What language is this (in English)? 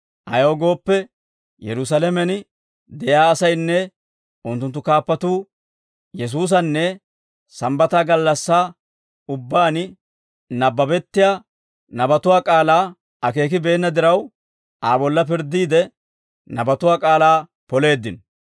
Dawro